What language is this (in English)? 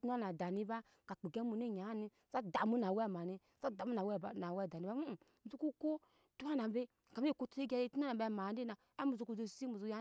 Nyankpa